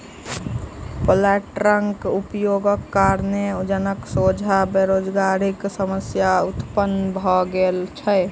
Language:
Maithili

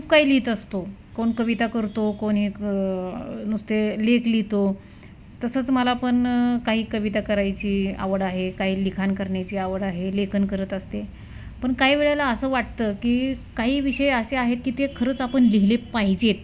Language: Marathi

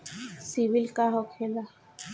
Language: Bhojpuri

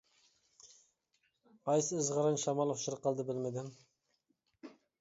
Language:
Uyghur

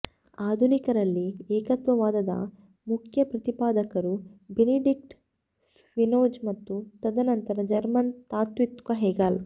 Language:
Kannada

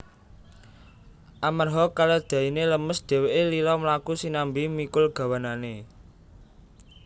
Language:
Javanese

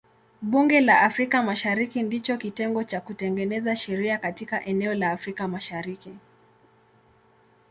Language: Swahili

